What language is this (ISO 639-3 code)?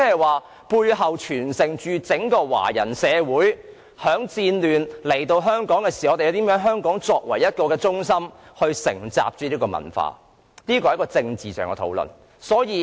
yue